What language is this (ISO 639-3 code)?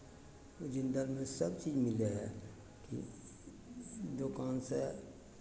mai